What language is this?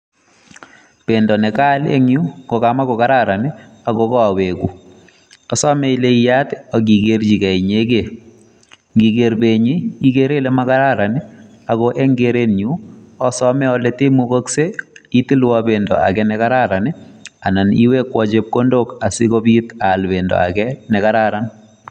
Kalenjin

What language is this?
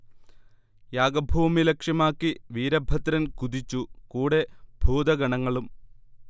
Malayalam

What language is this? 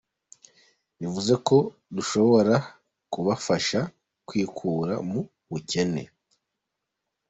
Kinyarwanda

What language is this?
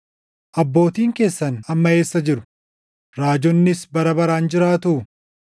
Oromo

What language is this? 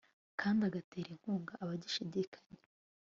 Kinyarwanda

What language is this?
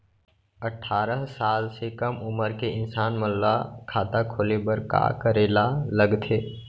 Chhattisgarhi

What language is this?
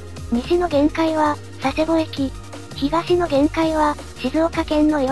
Japanese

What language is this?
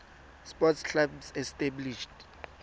Tswana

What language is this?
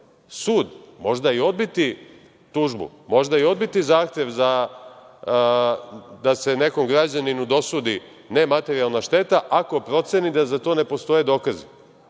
Serbian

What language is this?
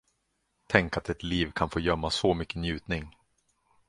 Swedish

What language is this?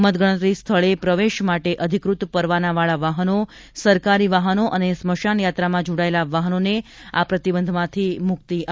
Gujarati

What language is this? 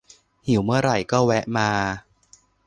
Thai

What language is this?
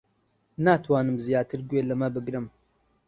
Central Kurdish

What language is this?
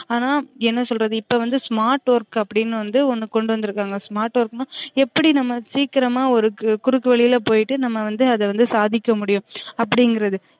Tamil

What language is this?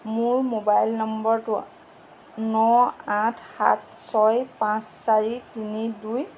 Assamese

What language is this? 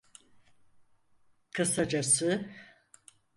Turkish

